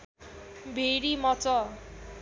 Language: Nepali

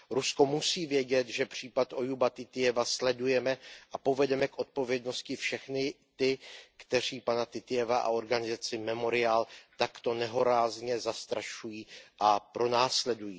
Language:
Czech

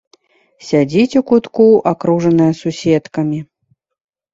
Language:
Belarusian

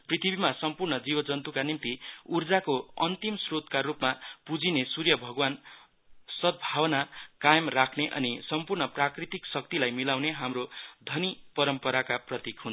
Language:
Nepali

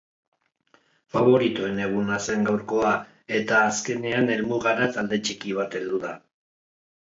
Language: Basque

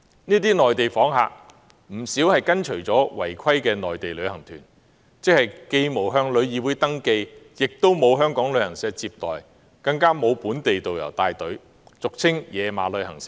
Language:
Cantonese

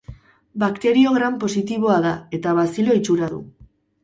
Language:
Basque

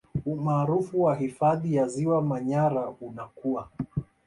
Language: Swahili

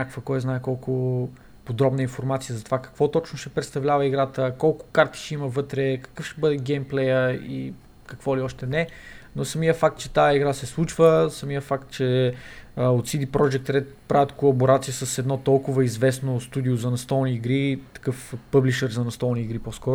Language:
Bulgarian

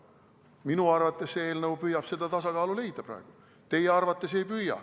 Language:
Estonian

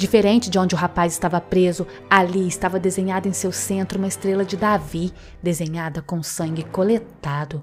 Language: Portuguese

